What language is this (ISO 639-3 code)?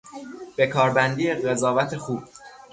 fas